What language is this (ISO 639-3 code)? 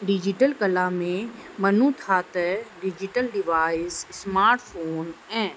snd